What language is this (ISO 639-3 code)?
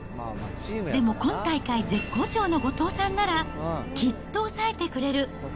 jpn